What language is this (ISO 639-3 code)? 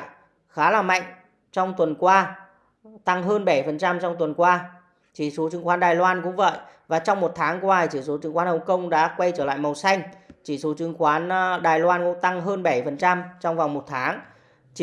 vie